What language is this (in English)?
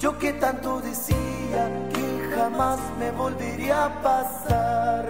Spanish